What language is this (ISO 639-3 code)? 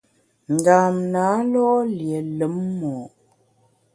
bax